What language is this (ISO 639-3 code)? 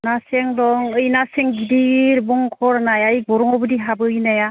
brx